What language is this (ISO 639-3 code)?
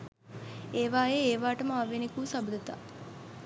sin